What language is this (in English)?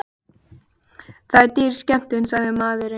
Icelandic